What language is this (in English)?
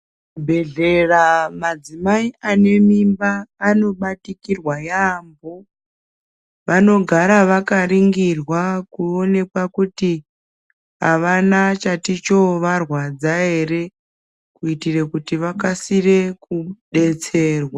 Ndau